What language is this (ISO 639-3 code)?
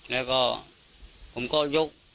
tha